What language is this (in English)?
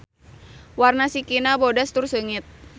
Sundanese